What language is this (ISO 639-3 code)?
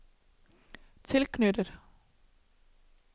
dan